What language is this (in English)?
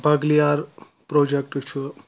Kashmiri